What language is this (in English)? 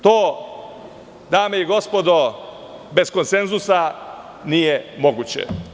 Serbian